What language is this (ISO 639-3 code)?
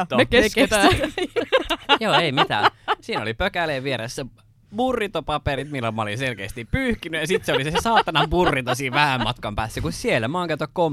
fin